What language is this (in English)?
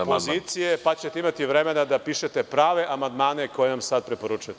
Serbian